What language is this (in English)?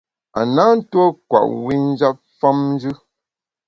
Bamun